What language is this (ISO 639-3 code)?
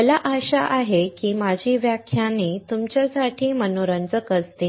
mar